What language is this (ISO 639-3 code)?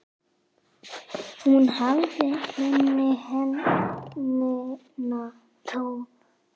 isl